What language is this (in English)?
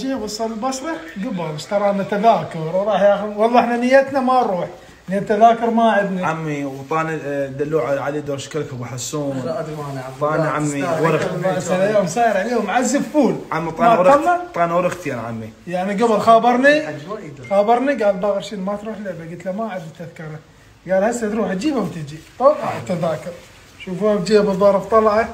Arabic